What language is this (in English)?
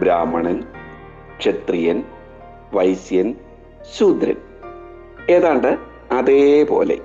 Malayalam